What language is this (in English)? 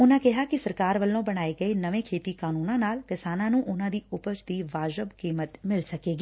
Punjabi